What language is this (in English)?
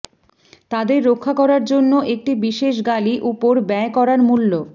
Bangla